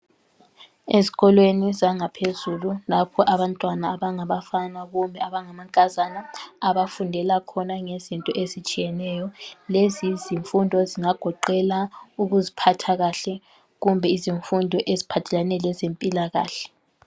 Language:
North Ndebele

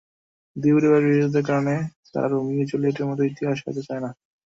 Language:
Bangla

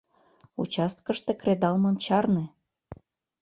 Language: Mari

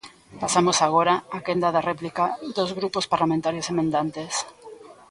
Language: Galician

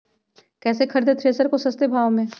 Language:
Magahi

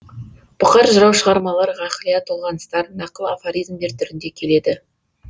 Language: Kazakh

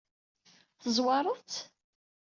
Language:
Kabyle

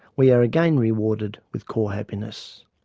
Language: English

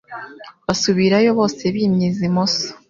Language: Kinyarwanda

